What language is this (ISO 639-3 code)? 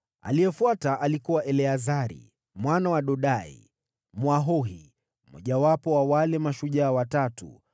swa